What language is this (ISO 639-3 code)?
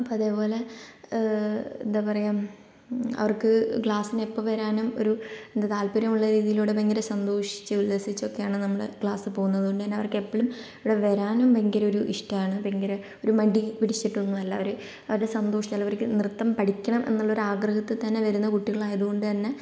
mal